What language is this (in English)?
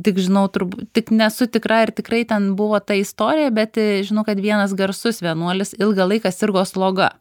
Lithuanian